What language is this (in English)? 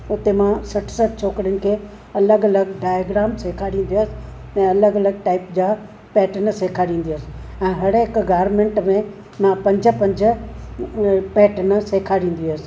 Sindhi